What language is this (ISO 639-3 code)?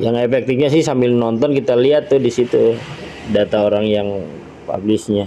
ind